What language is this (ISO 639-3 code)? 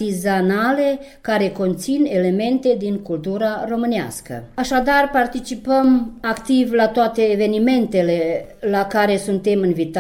ron